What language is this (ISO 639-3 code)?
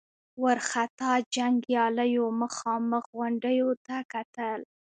pus